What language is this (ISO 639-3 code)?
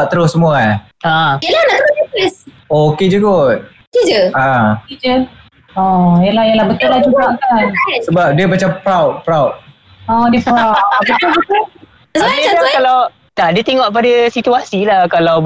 msa